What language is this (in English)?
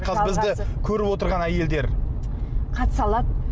Kazakh